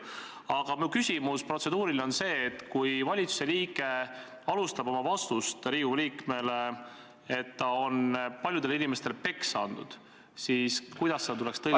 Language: Estonian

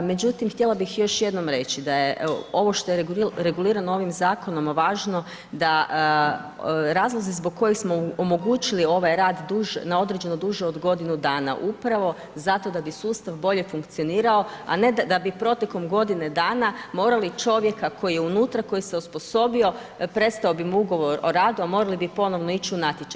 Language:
Croatian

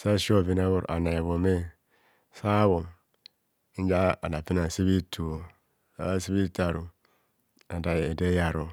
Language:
Kohumono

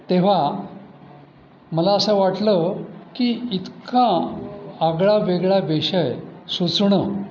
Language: Marathi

